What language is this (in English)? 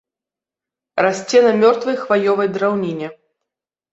Belarusian